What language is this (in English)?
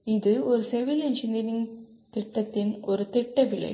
Tamil